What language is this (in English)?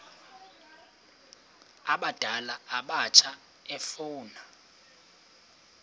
Xhosa